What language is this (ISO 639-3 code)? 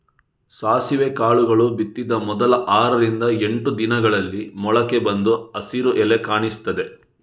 kan